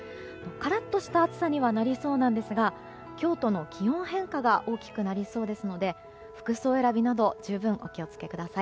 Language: Japanese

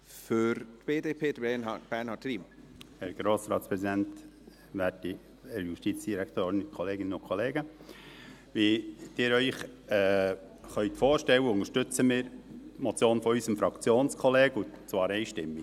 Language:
Swiss German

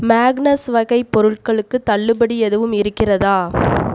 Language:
Tamil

